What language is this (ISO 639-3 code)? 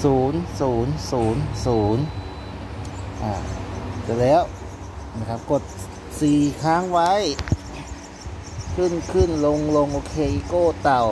tha